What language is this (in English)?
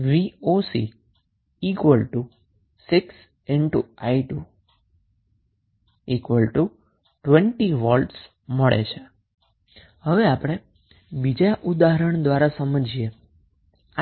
Gujarati